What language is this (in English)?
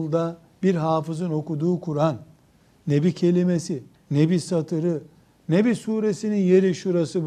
Turkish